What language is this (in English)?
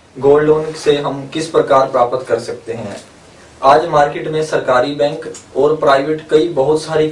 Italian